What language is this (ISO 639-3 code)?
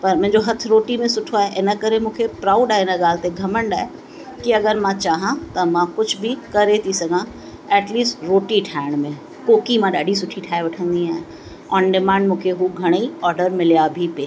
snd